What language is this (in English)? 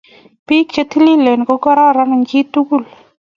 Kalenjin